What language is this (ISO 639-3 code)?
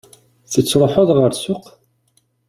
kab